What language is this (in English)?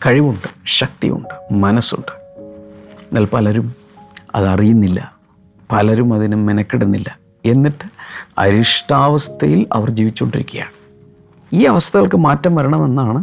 Malayalam